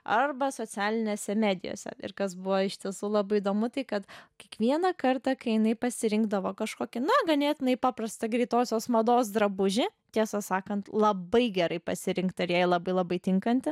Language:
Lithuanian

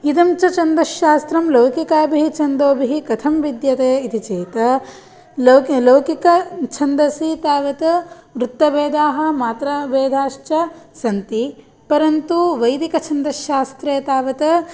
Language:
Sanskrit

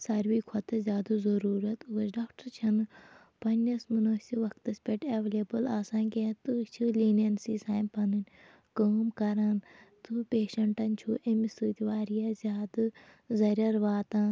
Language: Kashmiri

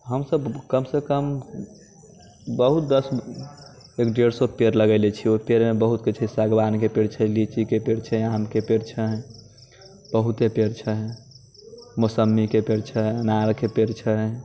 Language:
Maithili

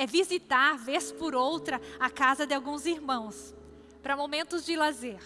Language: Portuguese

